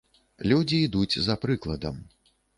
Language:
Belarusian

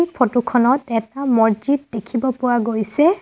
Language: Assamese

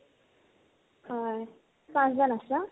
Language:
Assamese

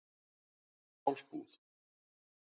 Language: Icelandic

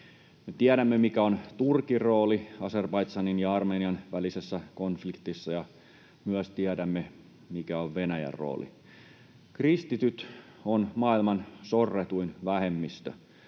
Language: Finnish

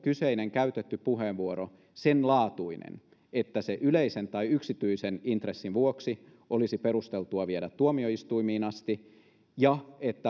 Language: Finnish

